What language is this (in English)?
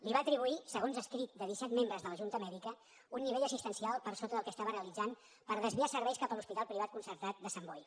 Catalan